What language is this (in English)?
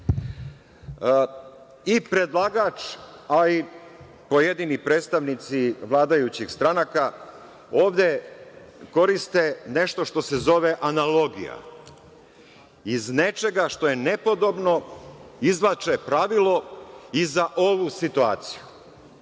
Serbian